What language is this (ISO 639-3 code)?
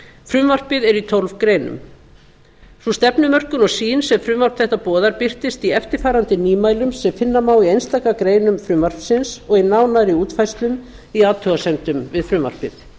isl